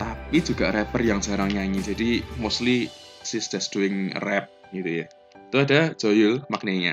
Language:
Indonesian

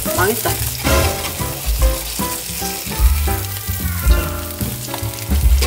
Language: Korean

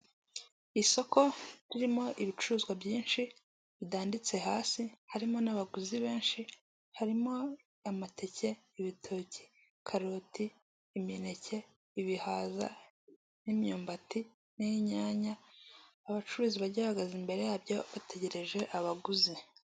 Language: Kinyarwanda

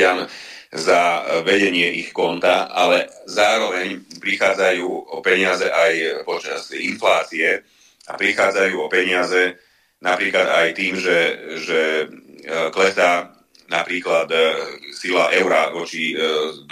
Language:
Slovak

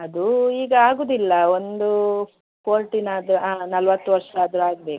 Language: Kannada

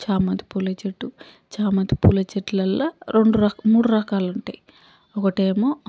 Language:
Telugu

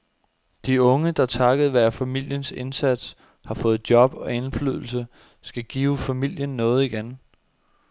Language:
Danish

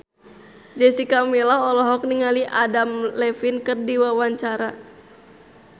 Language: Sundanese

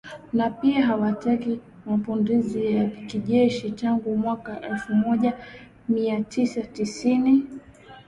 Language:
Swahili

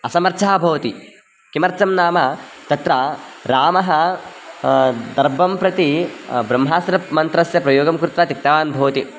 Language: Sanskrit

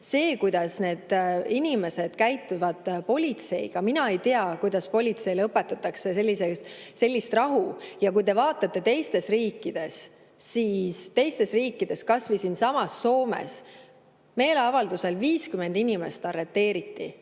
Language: Estonian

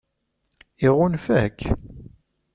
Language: Kabyle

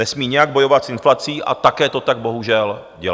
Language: Czech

